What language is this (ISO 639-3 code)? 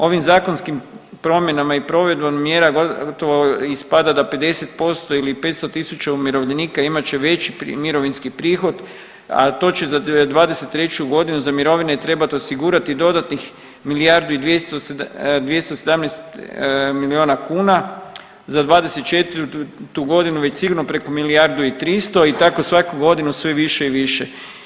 hrv